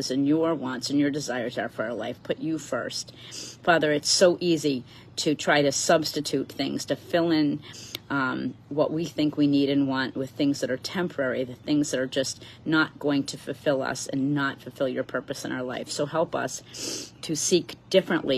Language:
English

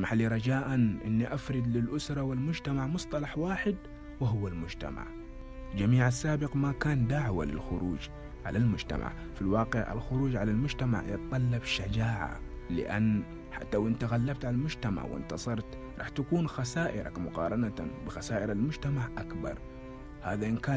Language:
Arabic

